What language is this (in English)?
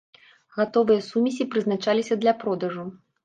Belarusian